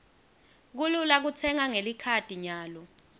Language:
Swati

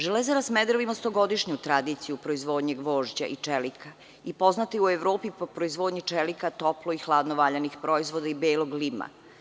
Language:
Serbian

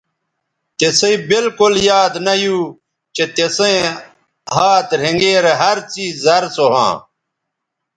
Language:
Bateri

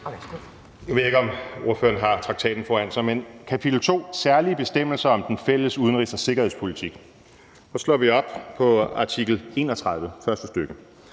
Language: Danish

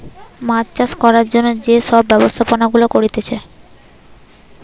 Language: Bangla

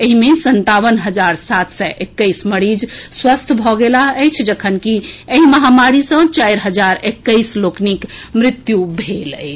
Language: Maithili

